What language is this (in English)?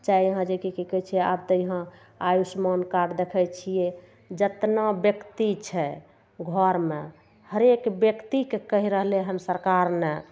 Maithili